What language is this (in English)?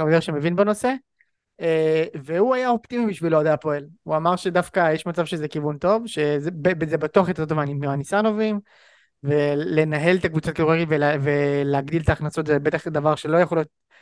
Hebrew